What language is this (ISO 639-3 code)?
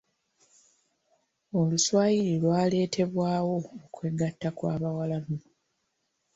lug